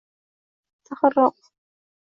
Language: Uzbek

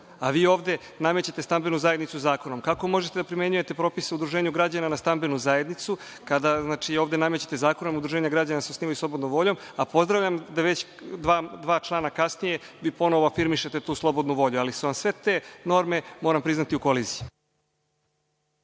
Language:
Serbian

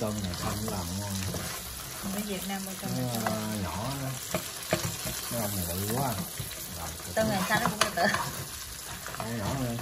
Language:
Vietnamese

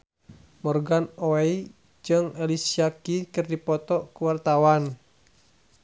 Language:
Sundanese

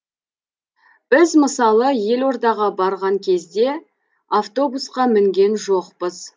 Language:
Kazakh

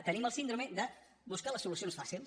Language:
Catalan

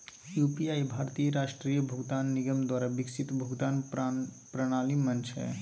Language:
Magahi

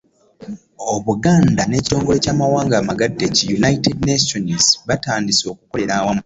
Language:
Ganda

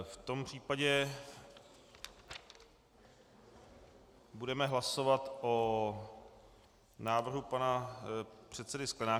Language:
Czech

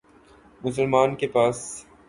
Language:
Urdu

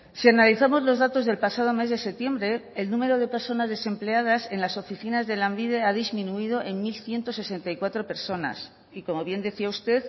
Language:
Spanish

